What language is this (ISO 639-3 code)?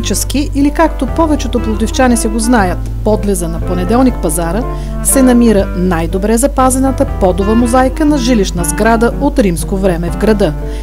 bul